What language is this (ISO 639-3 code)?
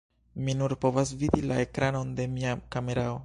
epo